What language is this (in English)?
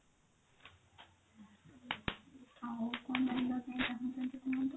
Odia